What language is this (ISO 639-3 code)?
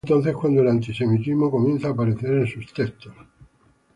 spa